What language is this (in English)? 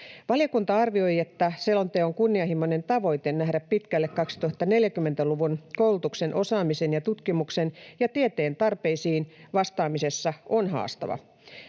Finnish